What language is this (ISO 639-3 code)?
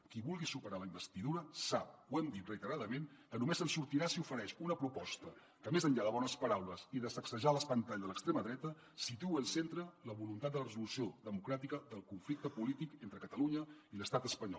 cat